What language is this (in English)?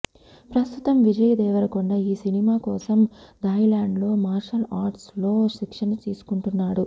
Telugu